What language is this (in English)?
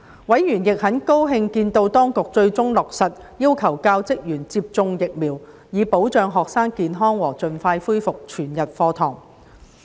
Cantonese